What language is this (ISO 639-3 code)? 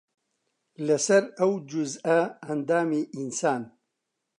ckb